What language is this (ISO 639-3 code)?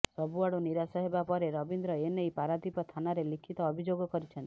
ori